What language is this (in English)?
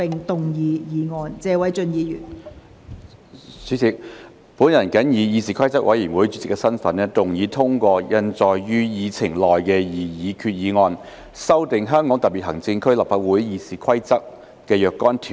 Cantonese